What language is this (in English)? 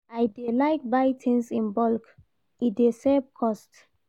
Nigerian Pidgin